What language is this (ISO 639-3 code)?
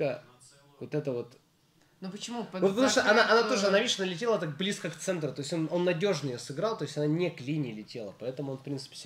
rus